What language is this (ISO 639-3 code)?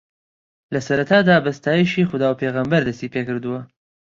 ckb